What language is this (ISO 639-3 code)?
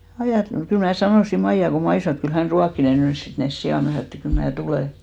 fin